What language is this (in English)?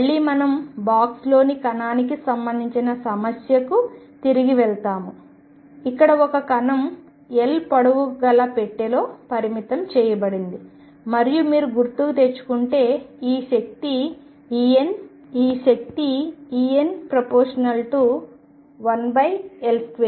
Telugu